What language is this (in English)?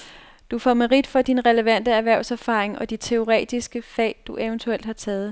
Danish